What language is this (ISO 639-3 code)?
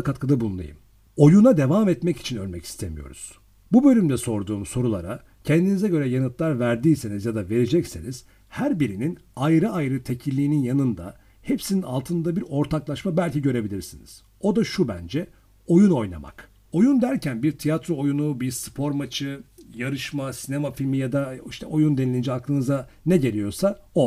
tur